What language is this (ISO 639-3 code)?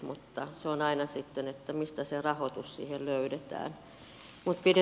fin